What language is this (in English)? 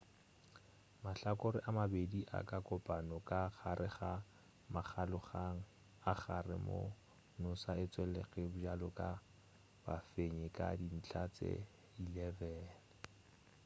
Northern Sotho